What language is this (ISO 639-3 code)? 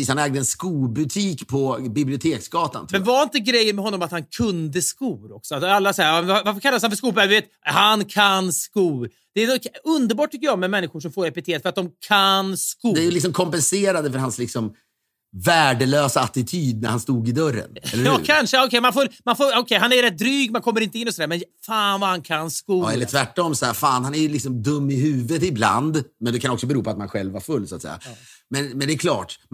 swe